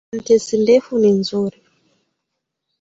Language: Swahili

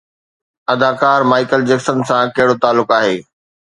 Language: Sindhi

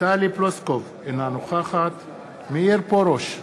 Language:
Hebrew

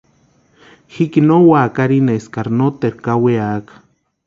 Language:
Western Highland Purepecha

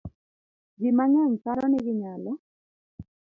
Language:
Luo (Kenya and Tanzania)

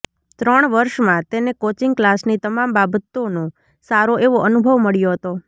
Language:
Gujarati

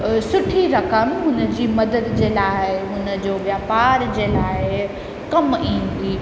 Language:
Sindhi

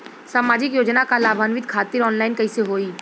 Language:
Bhojpuri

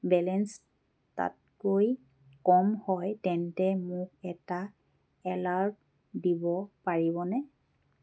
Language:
Assamese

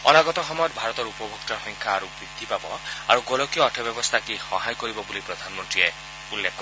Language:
Assamese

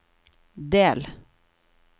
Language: Norwegian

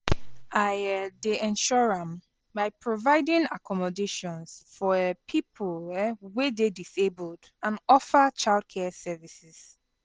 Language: Nigerian Pidgin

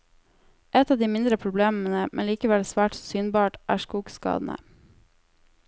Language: Norwegian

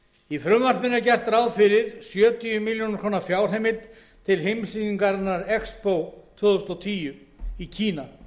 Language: Icelandic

